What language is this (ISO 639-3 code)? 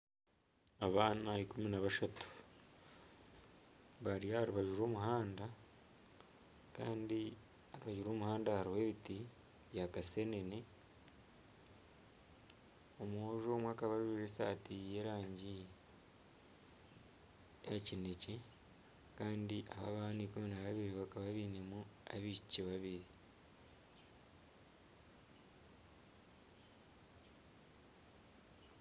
nyn